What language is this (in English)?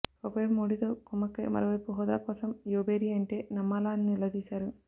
Telugu